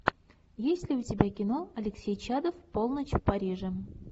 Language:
Russian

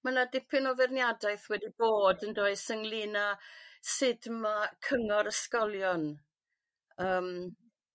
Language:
Welsh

